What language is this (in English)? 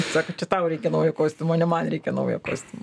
Lithuanian